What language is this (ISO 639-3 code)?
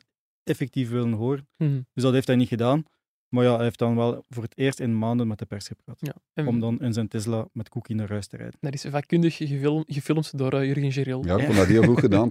nld